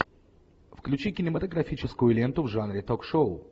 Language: Russian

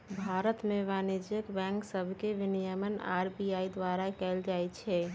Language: Magahi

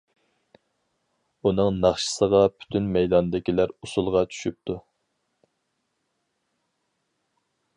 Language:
Uyghur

